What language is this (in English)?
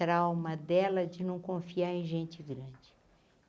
Portuguese